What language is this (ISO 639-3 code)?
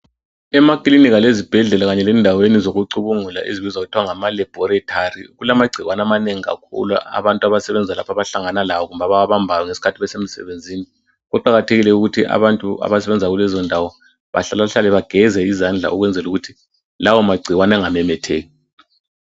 nde